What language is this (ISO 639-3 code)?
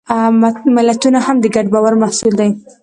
pus